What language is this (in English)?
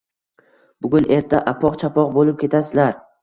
Uzbek